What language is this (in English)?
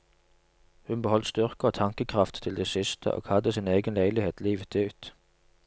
Norwegian